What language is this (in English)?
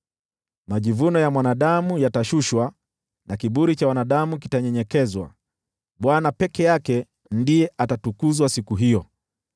Swahili